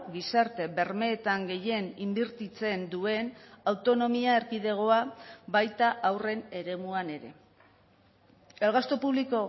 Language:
Basque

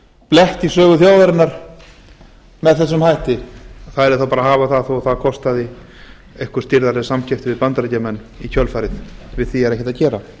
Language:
Icelandic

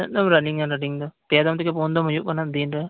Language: Santali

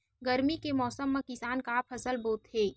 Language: Chhattisgarhi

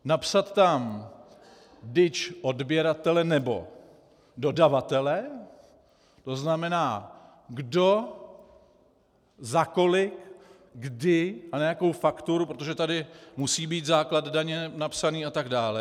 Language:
Czech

